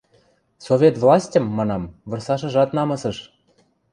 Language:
Western Mari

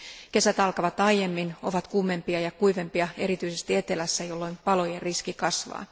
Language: Finnish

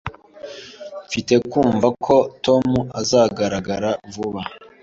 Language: Kinyarwanda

